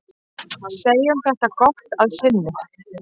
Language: Icelandic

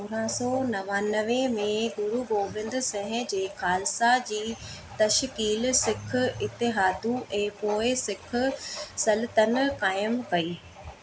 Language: Sindhi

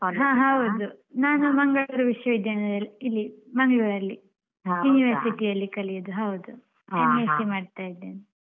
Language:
Kannada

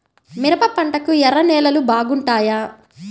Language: Telugu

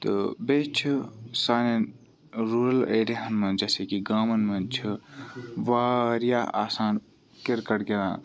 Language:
Kashmiri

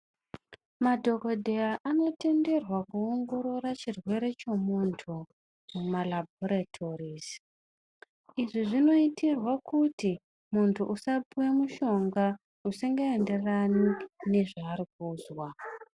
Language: Ndau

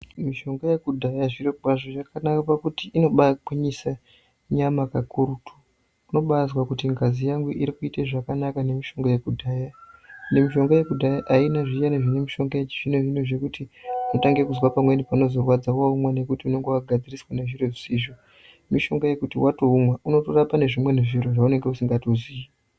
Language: Ndau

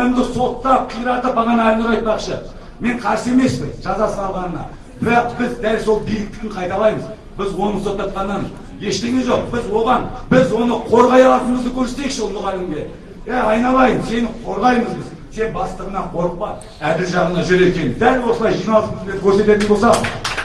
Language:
Turkish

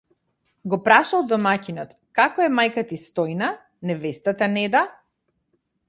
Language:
Macedonian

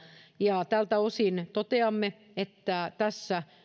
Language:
Finnish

